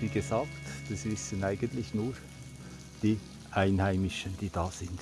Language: German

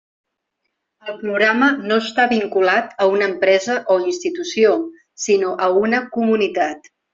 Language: Catalan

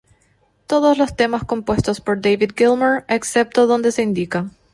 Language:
Spanish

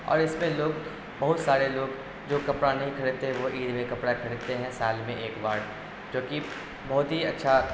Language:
Urdu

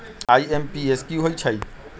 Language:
Magahi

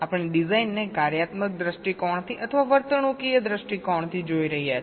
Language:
Gujarati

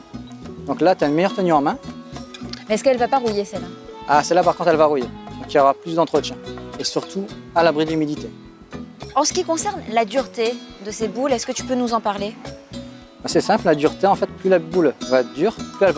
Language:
French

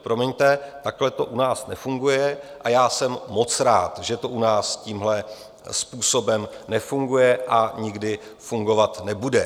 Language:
Czech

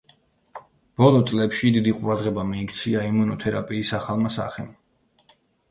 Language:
Georgian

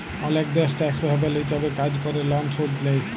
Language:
Bangla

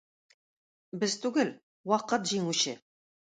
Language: Tatar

